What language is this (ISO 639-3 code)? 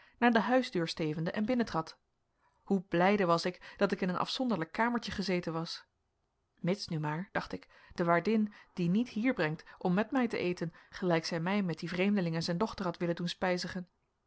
nld